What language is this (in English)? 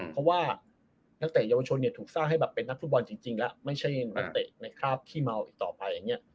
Thai